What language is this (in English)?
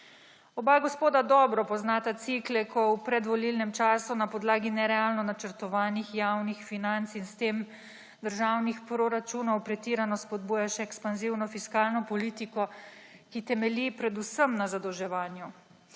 Slovenian